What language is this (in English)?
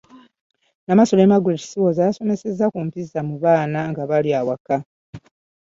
Ganda